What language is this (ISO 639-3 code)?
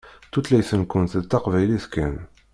kab